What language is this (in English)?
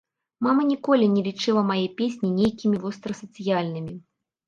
Belarusian